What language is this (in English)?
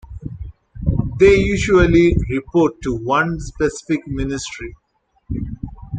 English